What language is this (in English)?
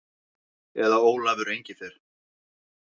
Icelandic